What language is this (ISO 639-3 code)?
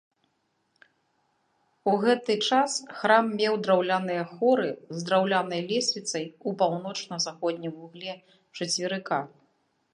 bel